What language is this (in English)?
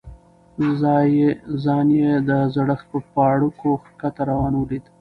Pashto